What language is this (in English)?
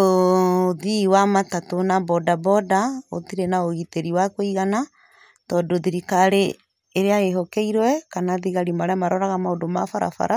Kikuyu